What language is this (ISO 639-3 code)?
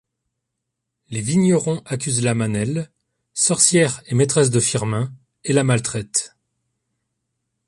fra